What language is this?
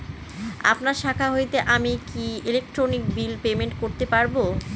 Bangla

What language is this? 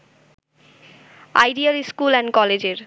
Bangla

